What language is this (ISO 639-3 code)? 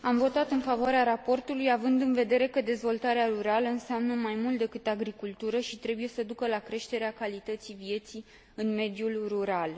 ron